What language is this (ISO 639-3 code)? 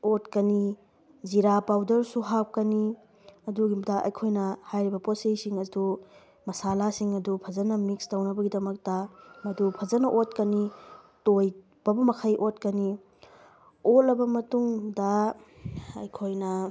mni